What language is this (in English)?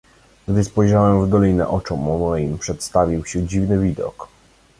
Polish